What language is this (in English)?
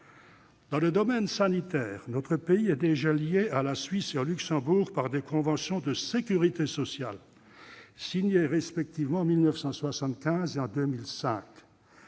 French